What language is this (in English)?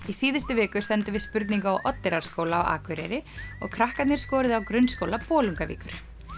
Icelandic